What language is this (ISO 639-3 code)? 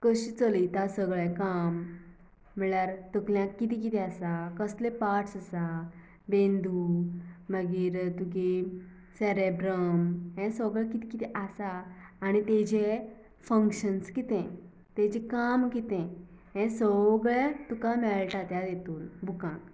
kok